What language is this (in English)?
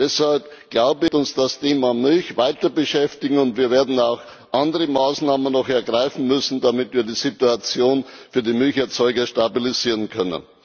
German